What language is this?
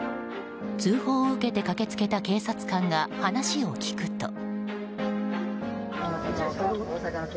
Japanese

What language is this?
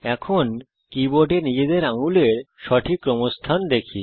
Bangla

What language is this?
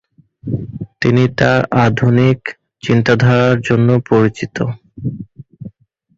Bangla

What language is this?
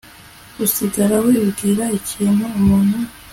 Kinyarwanda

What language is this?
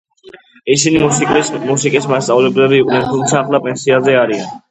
Georgian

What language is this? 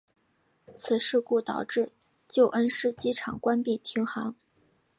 Chinese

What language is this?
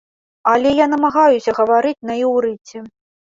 Belarusian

